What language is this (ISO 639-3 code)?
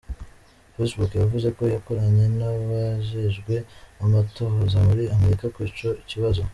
kin